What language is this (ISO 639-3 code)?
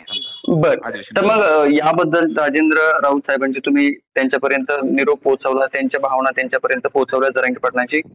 mar